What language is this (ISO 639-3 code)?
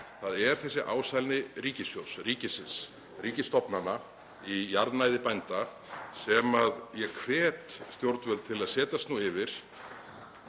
isl